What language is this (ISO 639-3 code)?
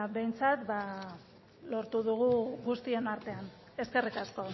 eus